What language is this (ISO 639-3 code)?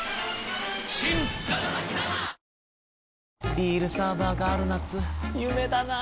jpn